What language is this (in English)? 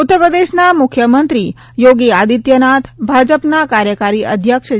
Gujarati